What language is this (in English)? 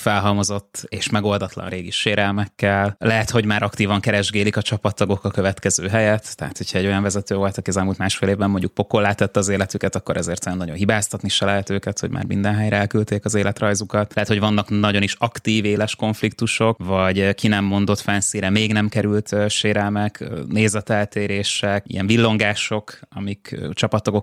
Hungarian